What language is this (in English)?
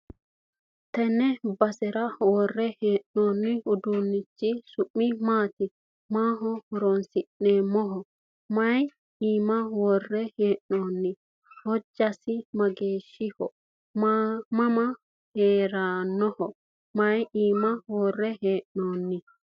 Sidamo